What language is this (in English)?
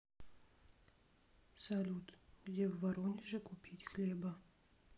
Russian